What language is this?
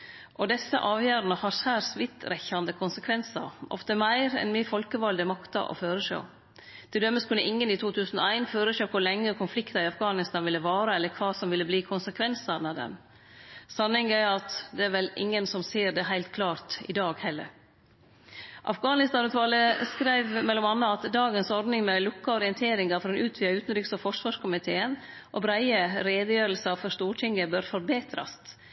Norwegian Nynorsk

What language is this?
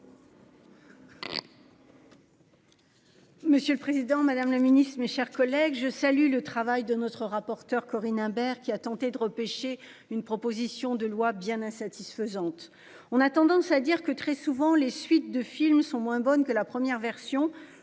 French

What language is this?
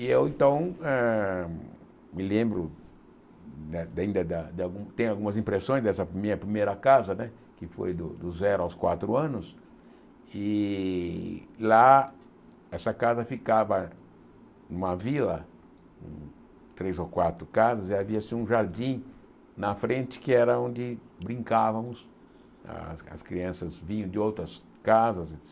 Portuguese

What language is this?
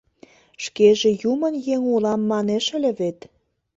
Mari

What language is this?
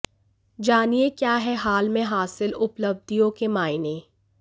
Hindi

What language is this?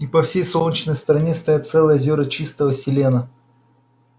Russian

